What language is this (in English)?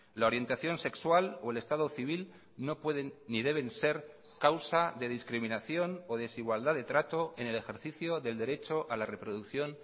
Spanish